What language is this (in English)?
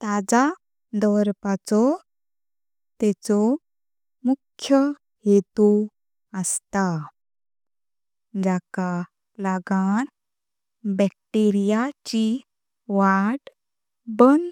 Konkani